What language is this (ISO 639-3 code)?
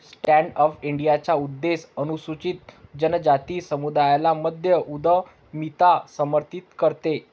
mar